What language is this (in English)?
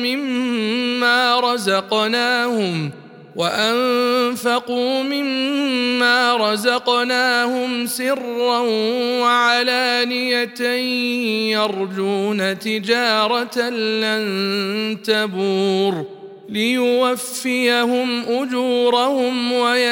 Arabic